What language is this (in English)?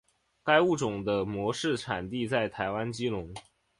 Chinese